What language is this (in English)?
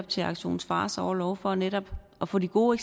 Danish